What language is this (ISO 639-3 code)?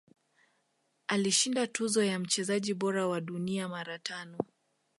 swa